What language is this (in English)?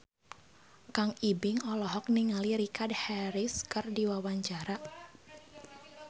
Sundanese